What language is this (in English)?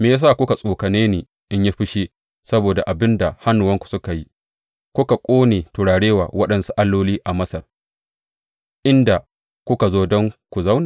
Hausa